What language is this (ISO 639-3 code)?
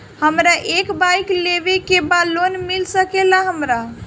bho